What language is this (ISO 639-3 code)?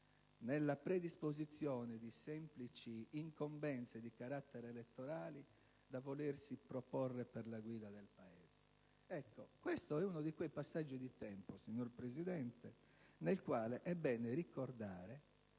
ita